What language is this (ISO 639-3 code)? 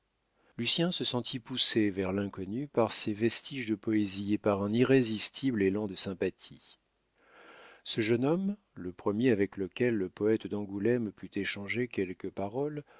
fra